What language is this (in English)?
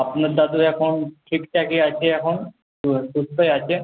Bangla